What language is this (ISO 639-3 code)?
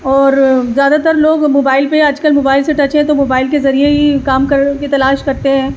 urd